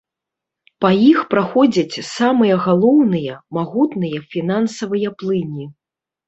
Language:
Belarusian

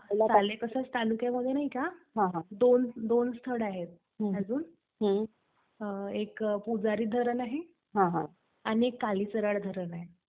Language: Marathi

